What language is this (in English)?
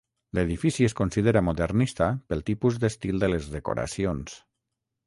Catalan